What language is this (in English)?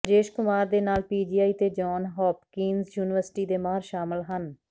Punjabi